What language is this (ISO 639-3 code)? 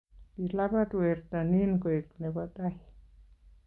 kln